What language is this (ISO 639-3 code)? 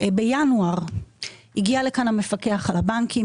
heb